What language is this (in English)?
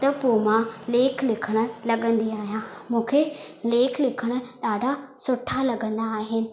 Sindhi